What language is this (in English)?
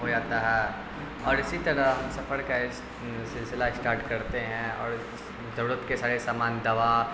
Urdu